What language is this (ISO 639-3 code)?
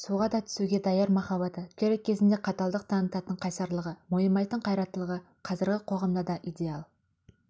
kaz